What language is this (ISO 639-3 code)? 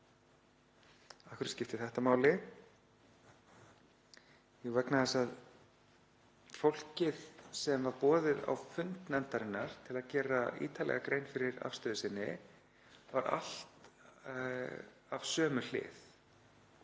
isl